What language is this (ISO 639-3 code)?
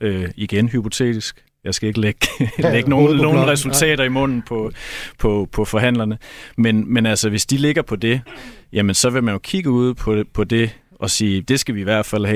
dan